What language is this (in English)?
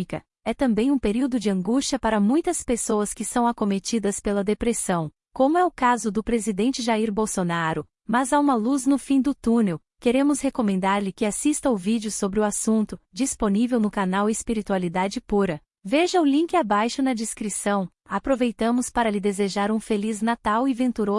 Portuguese